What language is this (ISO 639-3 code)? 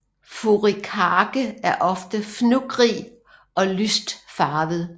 dan